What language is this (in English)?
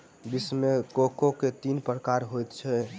Maithili